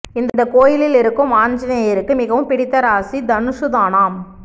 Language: Tamil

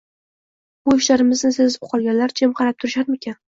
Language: Uzbek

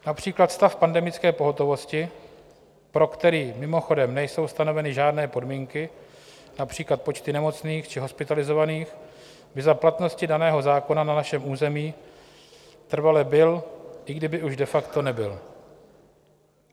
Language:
Czech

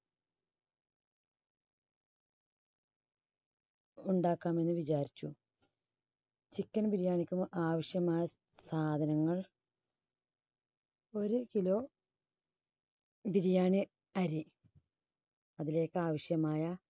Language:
Malayalam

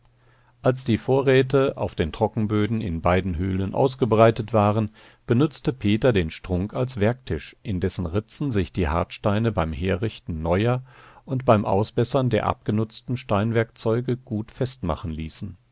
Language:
German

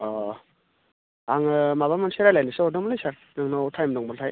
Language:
Bodo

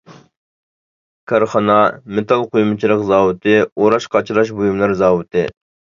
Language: Uyghur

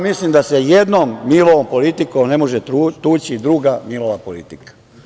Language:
Serbian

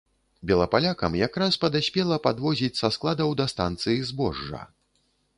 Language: Belarusian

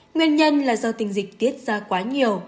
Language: Vietnamese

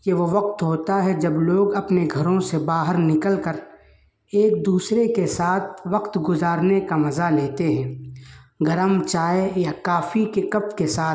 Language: Urdu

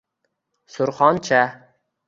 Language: Uzbek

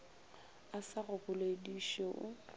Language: Northern Sotho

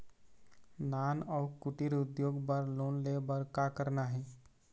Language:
Chhattisgarhi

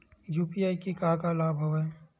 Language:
Chhattisgarhi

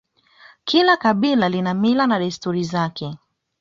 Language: Swahili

